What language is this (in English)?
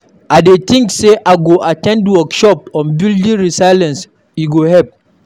Nigerian Pidgin